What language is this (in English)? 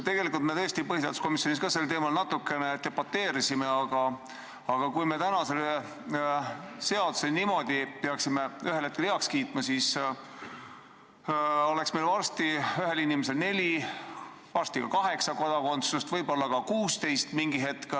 Estonian